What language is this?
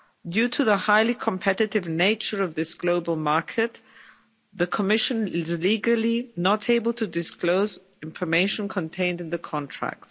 English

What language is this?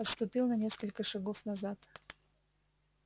Russian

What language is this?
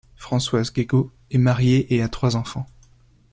French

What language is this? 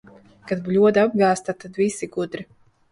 Latvian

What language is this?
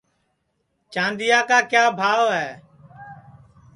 Sansi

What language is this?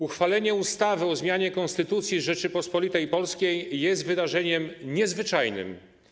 Polish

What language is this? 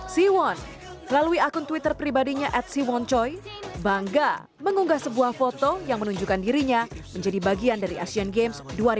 Indonesian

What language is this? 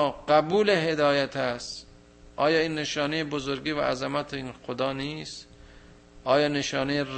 Persian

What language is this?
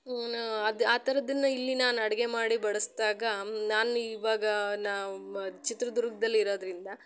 Kannada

